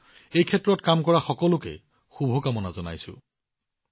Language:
Assamese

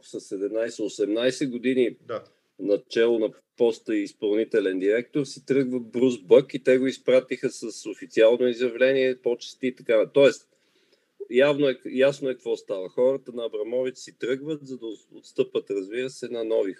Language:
Bulgarian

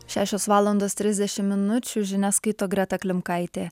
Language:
Lithuanian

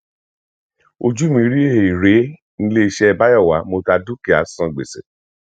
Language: Yoruba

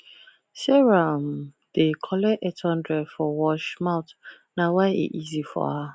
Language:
Nigerian Pidgin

